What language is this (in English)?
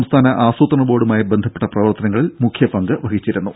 Malayalam